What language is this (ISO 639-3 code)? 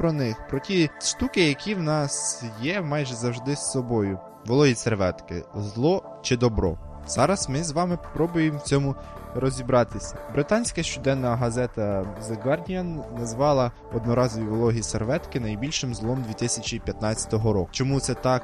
ukr